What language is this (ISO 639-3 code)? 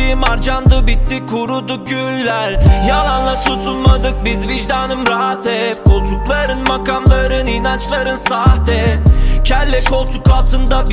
tur